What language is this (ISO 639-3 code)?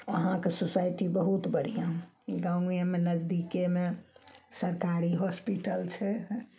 mai